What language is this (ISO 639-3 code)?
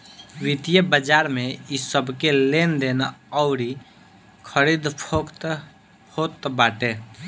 bho